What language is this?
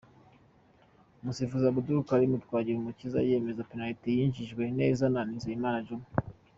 Kinyarwanda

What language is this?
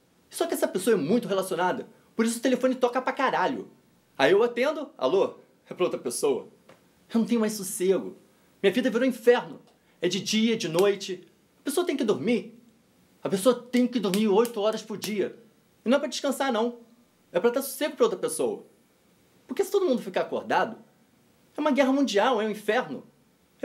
Portuguese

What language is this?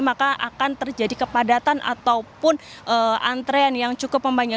Indonesian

